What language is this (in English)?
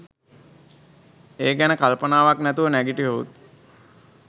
Sinhala